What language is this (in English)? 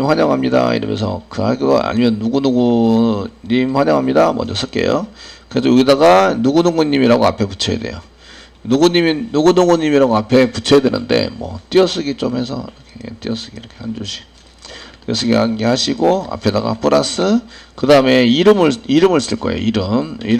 Korean